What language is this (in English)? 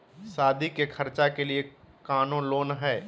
Magahi